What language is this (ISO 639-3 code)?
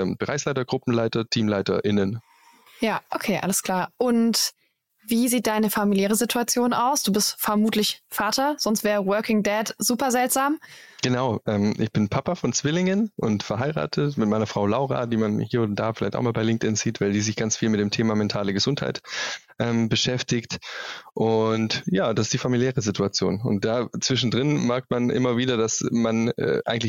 deu